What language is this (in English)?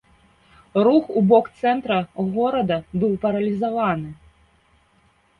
Belarusian